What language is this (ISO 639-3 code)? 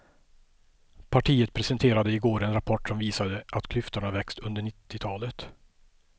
swe